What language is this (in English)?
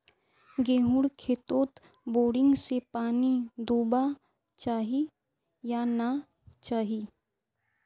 Magahi